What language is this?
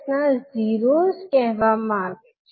Gujarati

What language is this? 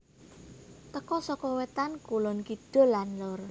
Javanese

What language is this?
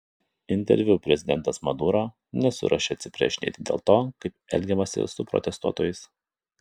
Lithuanian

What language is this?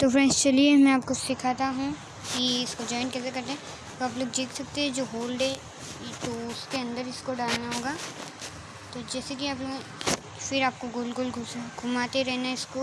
Hindi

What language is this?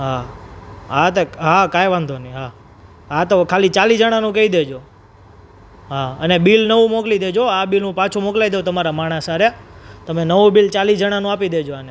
Gujarati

